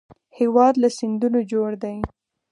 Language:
Pashto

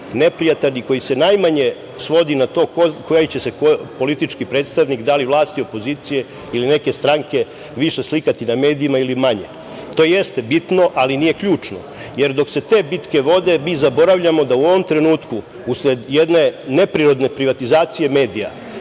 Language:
Serbian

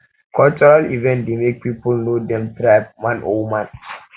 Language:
Nigerian Pidgin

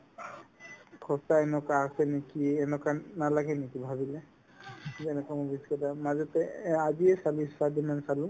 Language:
Assamese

